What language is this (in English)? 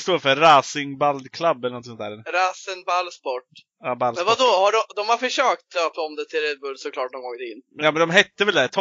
Swedish